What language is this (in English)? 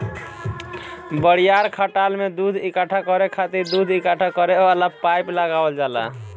Bhojpuri